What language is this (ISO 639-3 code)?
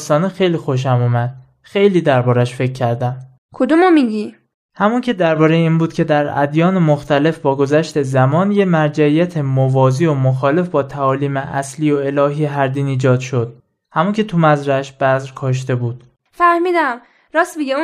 fas